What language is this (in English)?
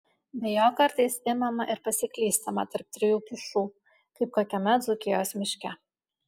Lithuanian